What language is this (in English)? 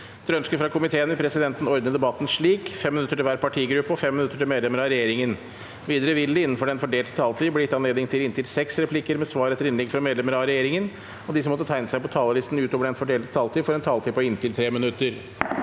Norwegian